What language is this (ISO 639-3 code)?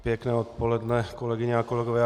ces